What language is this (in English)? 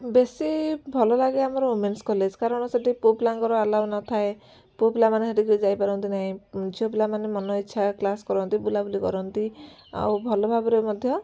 Odia